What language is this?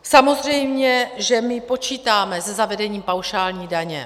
Czech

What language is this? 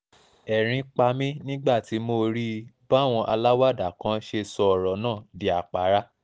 Yoruba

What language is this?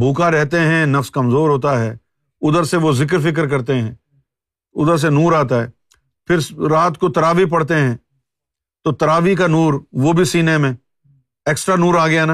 Urdu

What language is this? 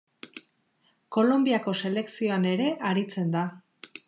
Basque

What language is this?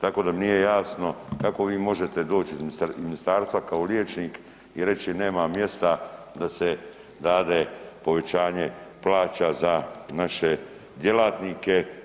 Croatian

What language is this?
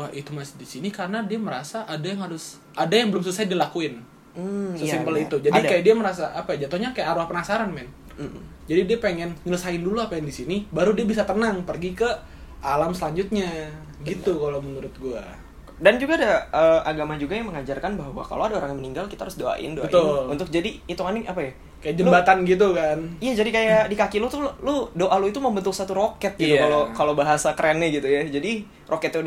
Indonesian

